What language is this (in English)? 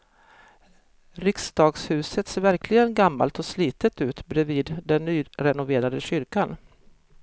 Swedish